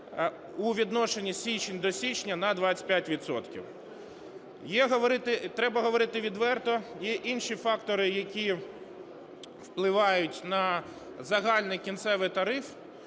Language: Ukrainian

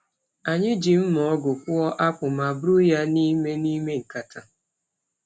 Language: Igbo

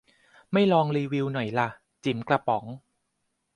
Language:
Thai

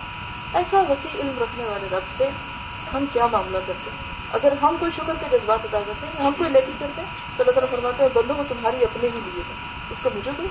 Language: Urdu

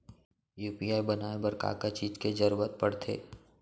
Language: Chhattisgarhi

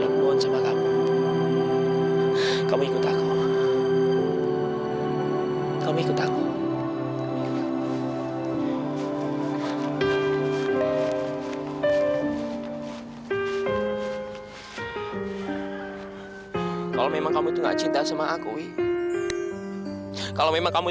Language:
Indonesian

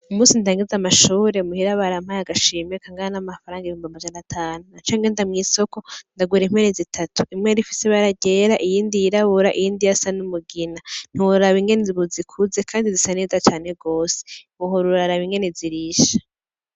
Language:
Rundi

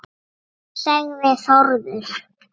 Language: Icelandic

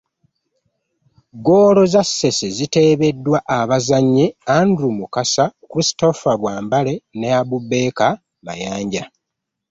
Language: Ganda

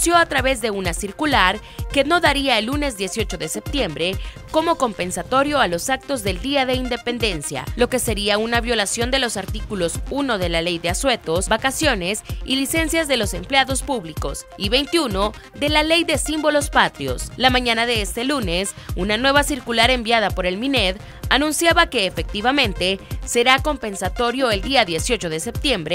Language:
Spanish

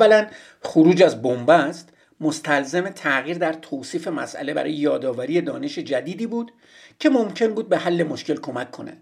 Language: Persian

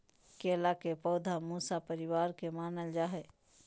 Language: Magahi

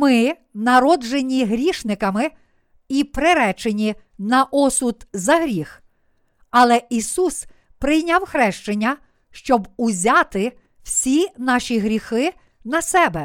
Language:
Ukrainian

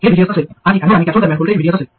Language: Marathi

